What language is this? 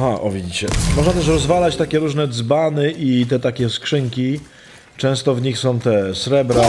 Polish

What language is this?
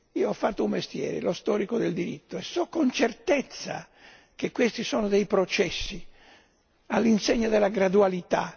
Italian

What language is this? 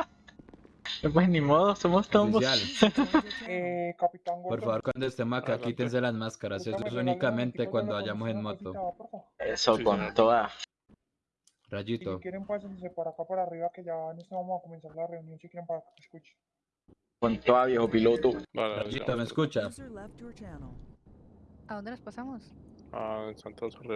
Spanish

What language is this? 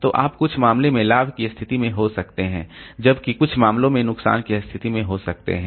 Hindi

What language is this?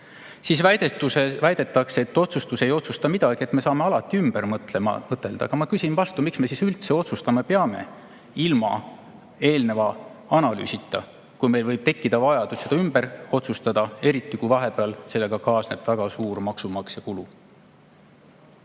Estonian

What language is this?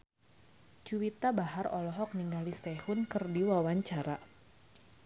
Sundanese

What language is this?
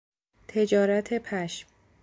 Persian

